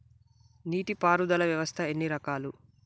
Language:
Telugu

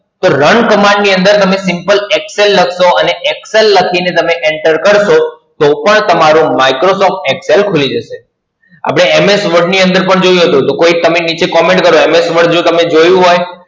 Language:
Gujarati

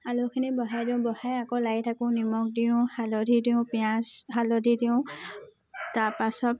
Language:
Assamese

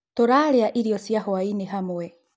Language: Kikuyu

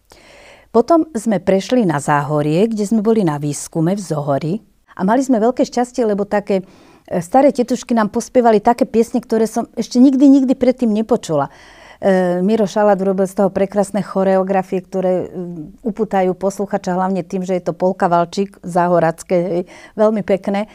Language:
Slovak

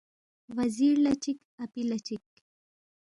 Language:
Balti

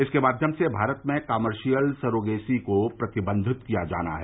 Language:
Hindi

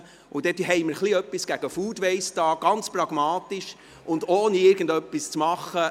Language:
Swiss German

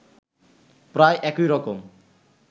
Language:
Bangla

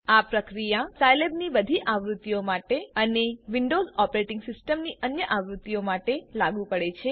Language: Gujarati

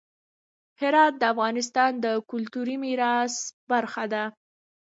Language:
Pashto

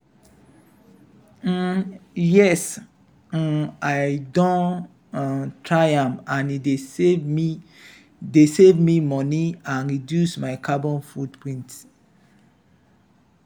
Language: Nigerian Pidgin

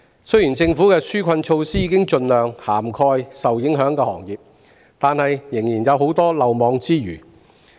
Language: Cantonese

